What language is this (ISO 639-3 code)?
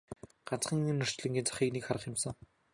mon